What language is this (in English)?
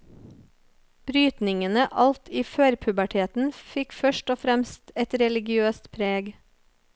Norwegian